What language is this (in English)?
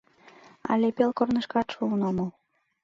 Mari